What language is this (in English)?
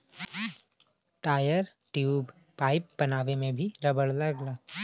Bhojpuri